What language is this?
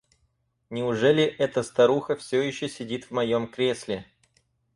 Russian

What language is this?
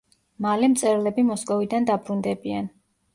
Georgian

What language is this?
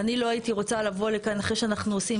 Hebrew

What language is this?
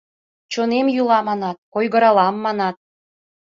Mari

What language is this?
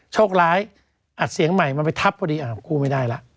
Thai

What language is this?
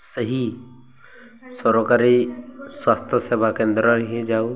Odia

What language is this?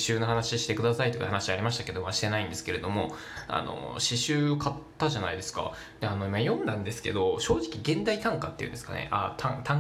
Japanese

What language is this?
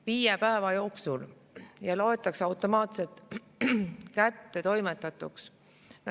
Estonian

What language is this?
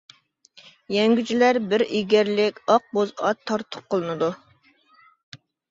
Uyghur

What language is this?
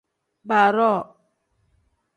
Tem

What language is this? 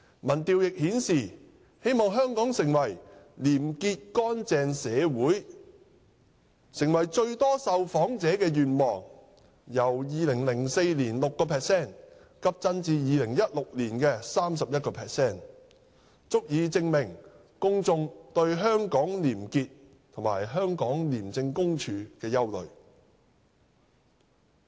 Cantonese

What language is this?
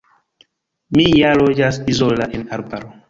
Esperanto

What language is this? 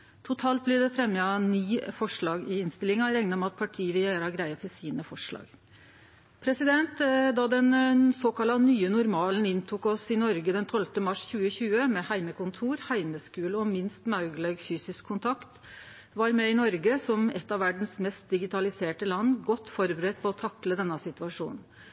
Norwegian Nynorsk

